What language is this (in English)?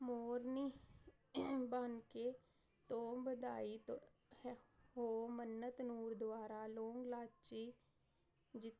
Punjabi